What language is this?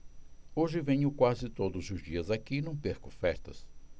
Portuguese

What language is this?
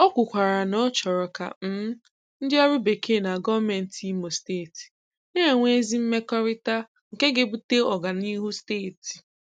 Igbo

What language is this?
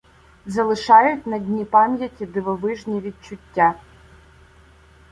Ukrainian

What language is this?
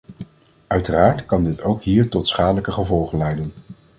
Dutch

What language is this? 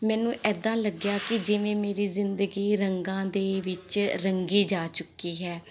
Punjabi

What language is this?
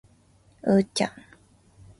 Japanese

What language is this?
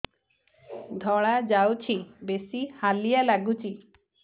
Odia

